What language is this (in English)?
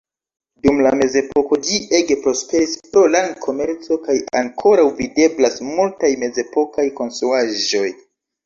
Esperanto